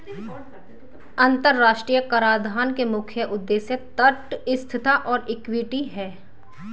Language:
Hindi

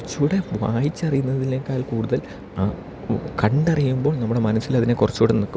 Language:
Malayalam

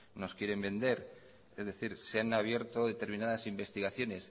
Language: Spanish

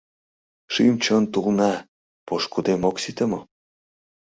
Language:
Mari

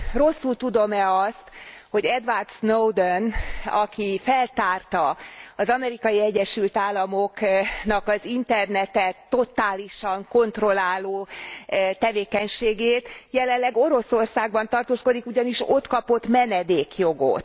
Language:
Hungarian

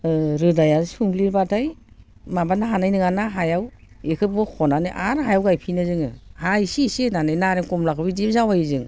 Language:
Bodo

